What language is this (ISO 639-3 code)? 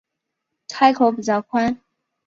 zho